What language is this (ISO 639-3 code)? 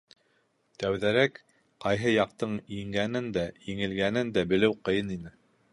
bak